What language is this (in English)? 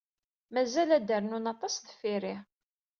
Kabyle